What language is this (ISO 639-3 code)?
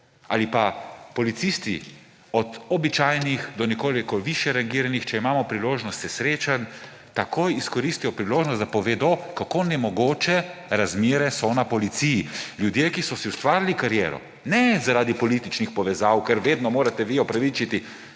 slv